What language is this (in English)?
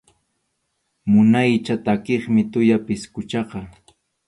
Arequipa-La Unión Quechua